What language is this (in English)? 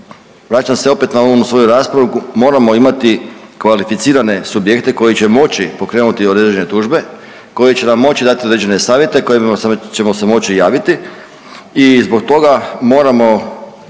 Croatian